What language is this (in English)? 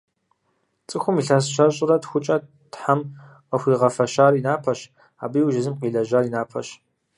Kabardian